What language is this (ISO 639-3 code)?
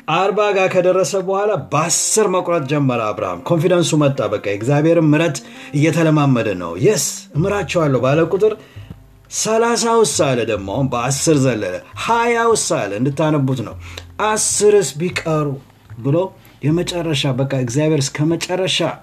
amh